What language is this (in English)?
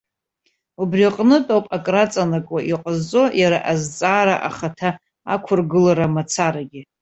Abkhazian